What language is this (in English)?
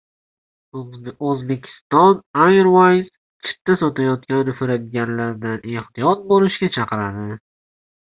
Uzbek